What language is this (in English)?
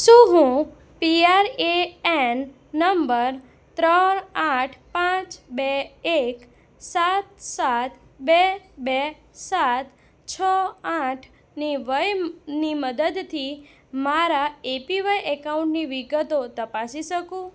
Gujarati